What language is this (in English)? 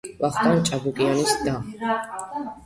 Georgian